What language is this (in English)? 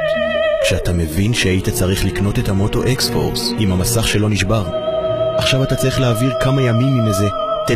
Hebrew